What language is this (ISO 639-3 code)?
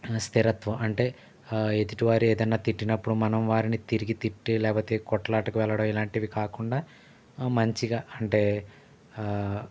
tel